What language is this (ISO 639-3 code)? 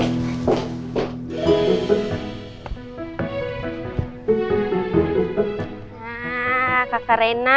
ind